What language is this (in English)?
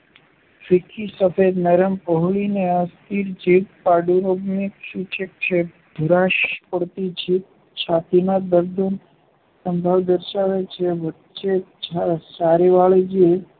Gujarati